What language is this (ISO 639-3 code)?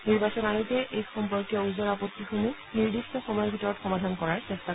asm